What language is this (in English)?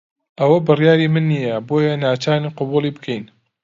Central Kurdish